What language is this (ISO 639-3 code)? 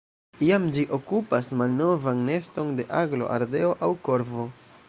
epo